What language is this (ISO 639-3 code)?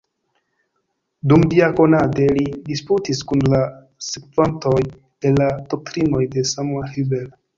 epo